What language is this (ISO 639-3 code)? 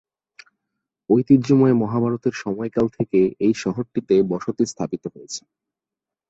ben